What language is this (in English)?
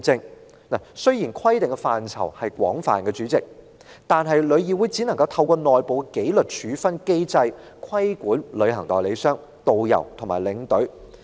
Cantonese